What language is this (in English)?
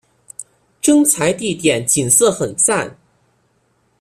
Chinese